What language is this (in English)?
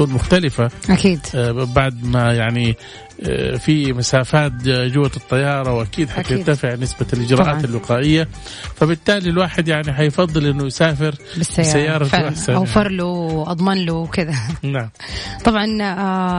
Arabic